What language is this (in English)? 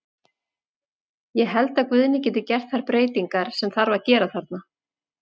Icelandic